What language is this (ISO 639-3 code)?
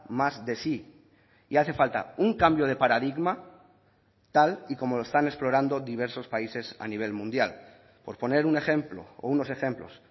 spa